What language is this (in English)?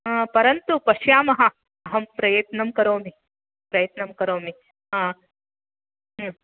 Sanskrit